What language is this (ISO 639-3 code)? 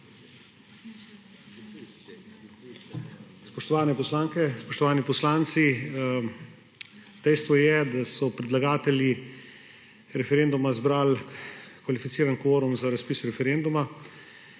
slv